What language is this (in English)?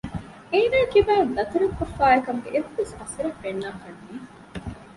Divehi